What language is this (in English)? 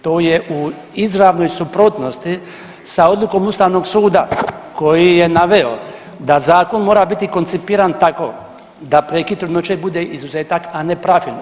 Croatian